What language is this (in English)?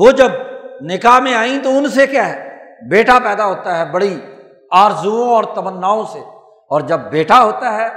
Urdu